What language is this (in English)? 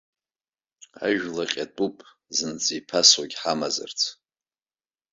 Abkhazian